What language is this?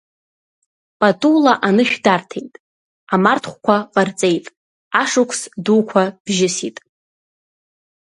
Abkhazian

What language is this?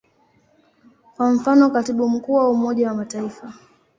Swahili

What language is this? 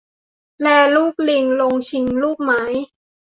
Thai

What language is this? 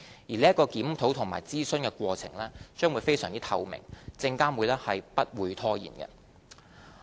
Cantonese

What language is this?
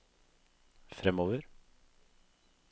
Norwegian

